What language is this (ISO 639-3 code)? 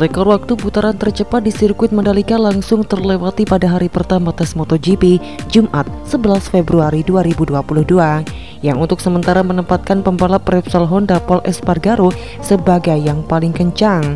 ind